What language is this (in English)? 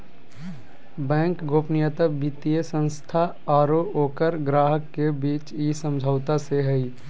Magahi